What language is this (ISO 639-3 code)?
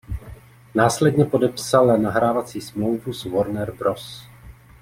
ces